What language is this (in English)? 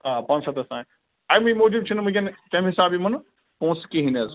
Kashmiri